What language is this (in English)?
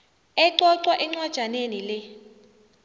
South Ndebele